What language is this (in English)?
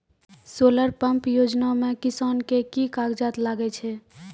Maithili